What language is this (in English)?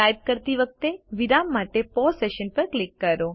Gujarati